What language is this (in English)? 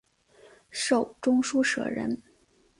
Chinese